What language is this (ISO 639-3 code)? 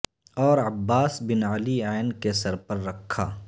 urd